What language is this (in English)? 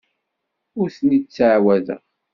Kabyle